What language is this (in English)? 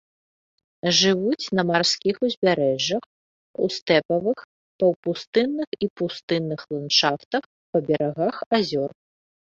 Belarusian